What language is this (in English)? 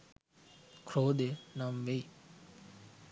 Sinhala